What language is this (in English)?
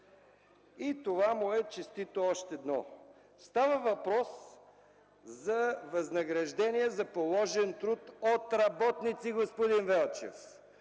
Bulgarian